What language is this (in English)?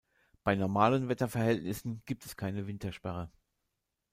German